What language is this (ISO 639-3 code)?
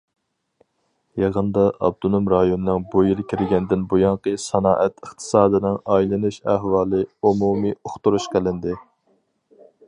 uig